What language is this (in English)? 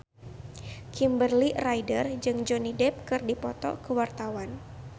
Sundanese